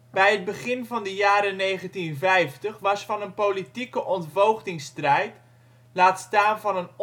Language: Dutch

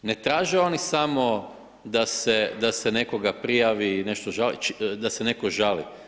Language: Croatian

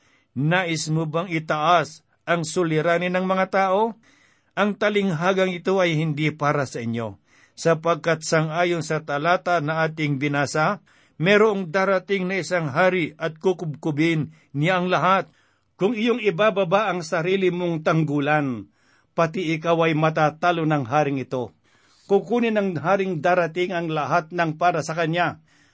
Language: Filipino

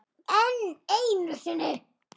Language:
Icelandic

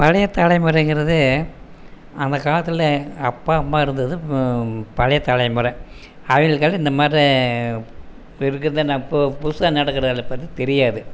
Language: Tamil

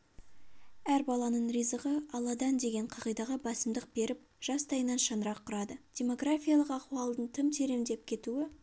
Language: Kazakh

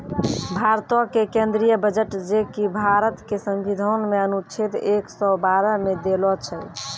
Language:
Maithili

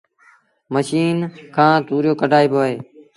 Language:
Sindhi Bhil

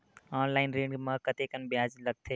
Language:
Chhattisgarhi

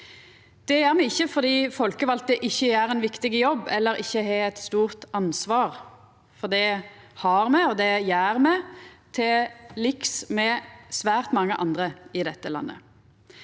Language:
Norwegian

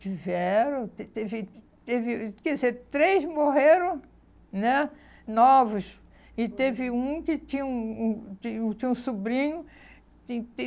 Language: Portuguese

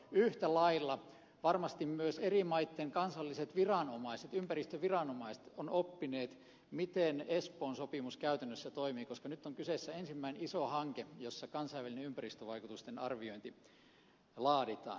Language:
Finnish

